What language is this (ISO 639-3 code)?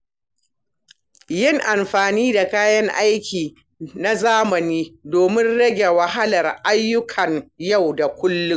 hau